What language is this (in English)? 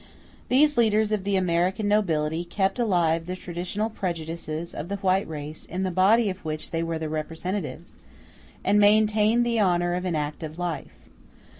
English